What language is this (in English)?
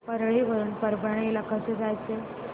Marathi